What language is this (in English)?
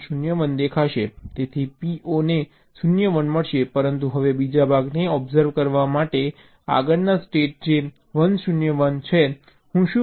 Gujarati